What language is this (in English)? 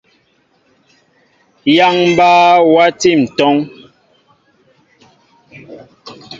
Mbo (Cameroon)